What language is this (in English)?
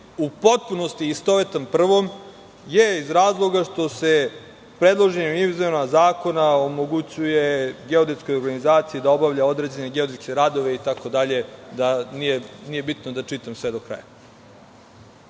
Serbian